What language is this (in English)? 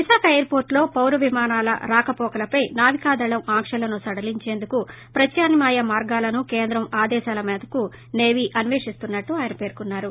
Telugu